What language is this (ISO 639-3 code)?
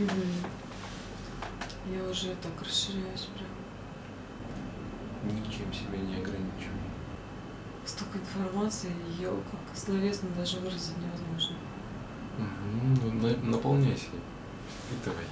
rus